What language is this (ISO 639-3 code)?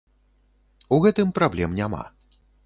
bel